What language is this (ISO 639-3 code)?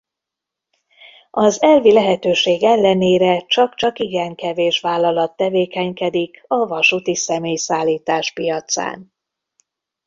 hun